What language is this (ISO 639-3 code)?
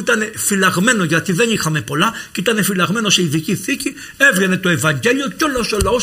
ell